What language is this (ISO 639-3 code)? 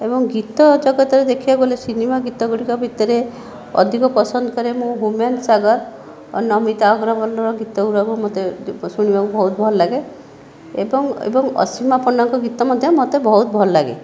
ori